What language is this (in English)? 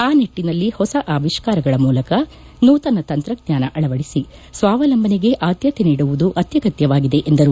Kannada